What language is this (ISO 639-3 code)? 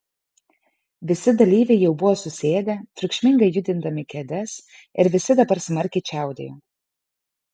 lit